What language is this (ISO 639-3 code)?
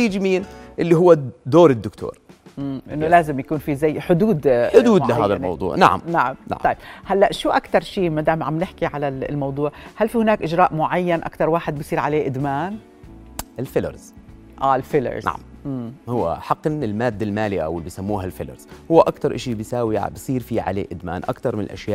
ara